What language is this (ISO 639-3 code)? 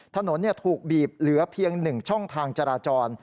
tha